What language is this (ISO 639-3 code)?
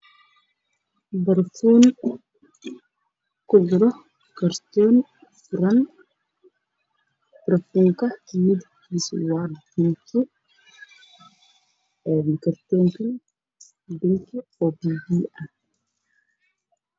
som